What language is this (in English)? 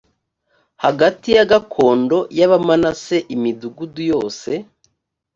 Kinyarwanda